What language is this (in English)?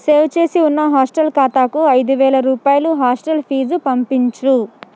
Telugu